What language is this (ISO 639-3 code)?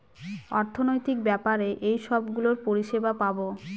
ben